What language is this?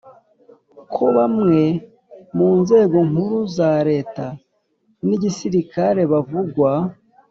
Kinyarwanda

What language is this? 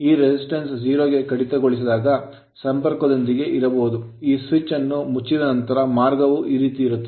Kannada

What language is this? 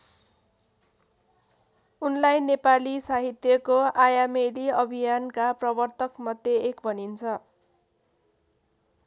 Nepali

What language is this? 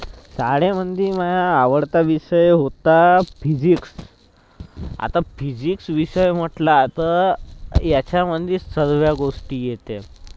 Marathi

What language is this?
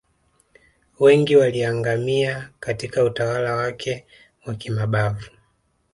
Swahili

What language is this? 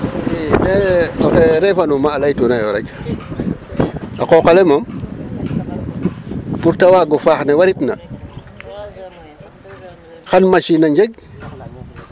Serer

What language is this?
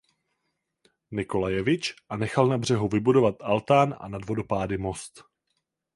Czech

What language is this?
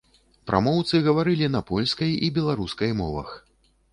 Belarusian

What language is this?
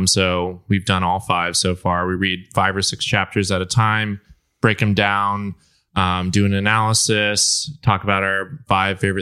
English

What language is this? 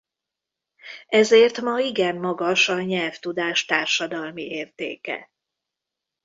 Hungarian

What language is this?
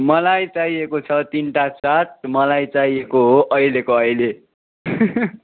Nepali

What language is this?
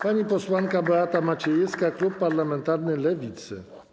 Polish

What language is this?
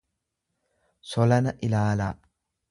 Oromo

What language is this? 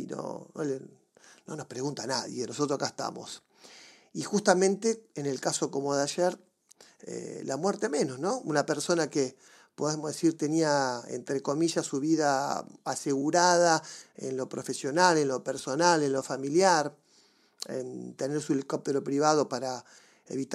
Spanish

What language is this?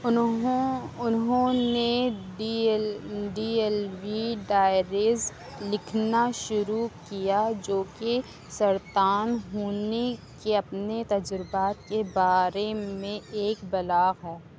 Urdu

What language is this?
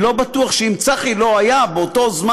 Hebrew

